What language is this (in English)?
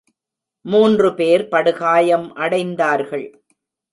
Tamil